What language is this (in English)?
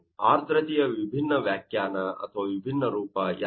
Kannada